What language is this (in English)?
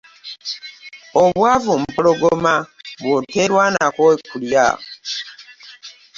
Ganda